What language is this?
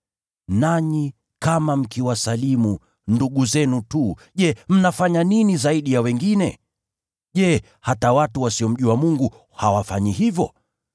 Swahili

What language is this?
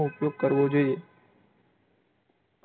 Gujarati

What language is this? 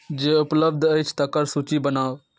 Maithili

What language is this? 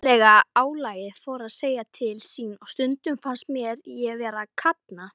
Icelandic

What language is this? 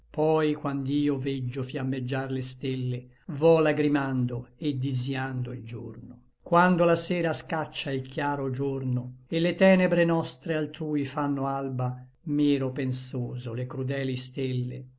Italian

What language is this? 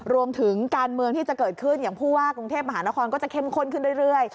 Thai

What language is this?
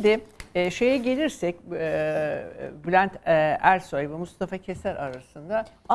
Turkish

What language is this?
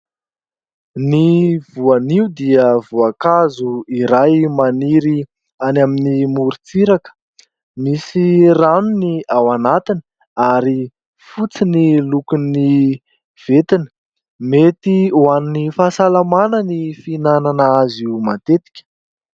Malagasy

